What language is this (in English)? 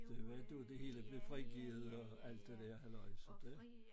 Danish